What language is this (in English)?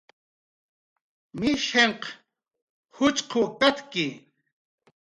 Jaqaru